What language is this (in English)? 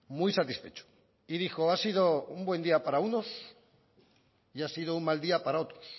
Spanish